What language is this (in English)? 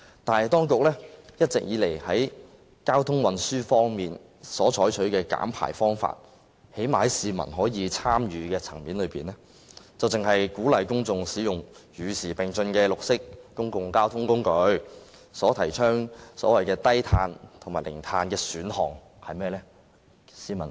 Cantonese